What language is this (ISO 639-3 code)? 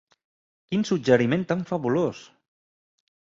cat